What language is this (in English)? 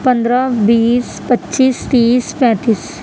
Urdu